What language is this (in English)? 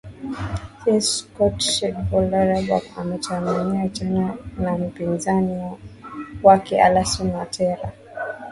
Swahili